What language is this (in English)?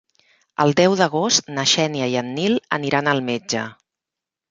Catalan